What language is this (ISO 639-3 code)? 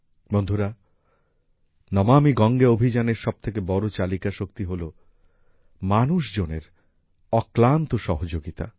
ben